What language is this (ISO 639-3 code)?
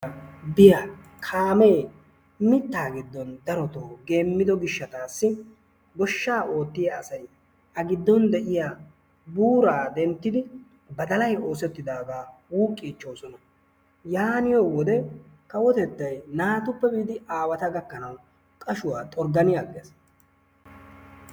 wal